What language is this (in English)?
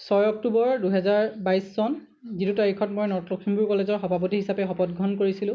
Assamese